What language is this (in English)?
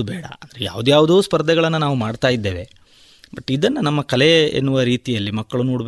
Kannada